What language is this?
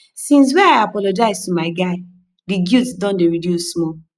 Nigerian Pidgin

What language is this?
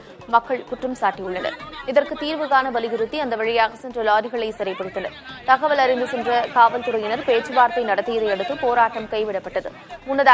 Japanese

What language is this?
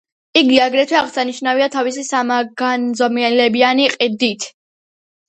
Georgian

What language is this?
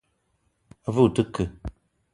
Eton (Cameroon)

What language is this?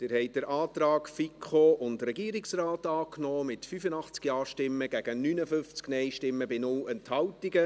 Swiss German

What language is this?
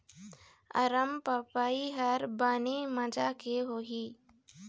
Chhattisgarhi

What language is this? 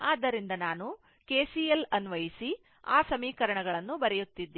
Kannada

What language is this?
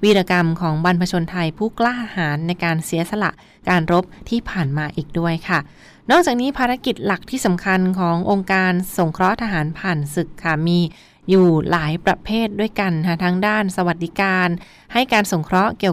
Thai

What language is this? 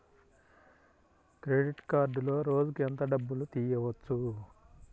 Telugu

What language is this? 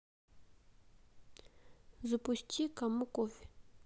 Russian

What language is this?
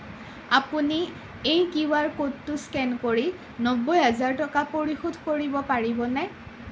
Assamese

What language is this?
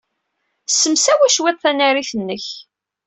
Kabyle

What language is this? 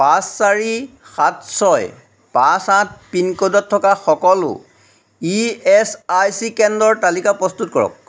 Assamese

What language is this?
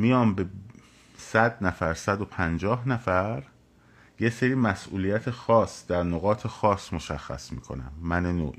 Persian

